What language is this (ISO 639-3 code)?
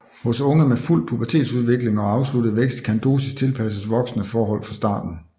dan